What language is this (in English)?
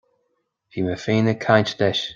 Irish